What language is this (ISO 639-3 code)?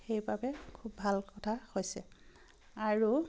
asm